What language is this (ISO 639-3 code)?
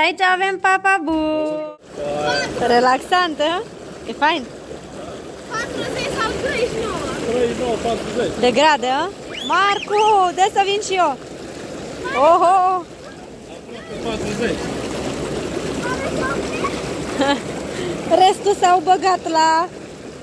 ron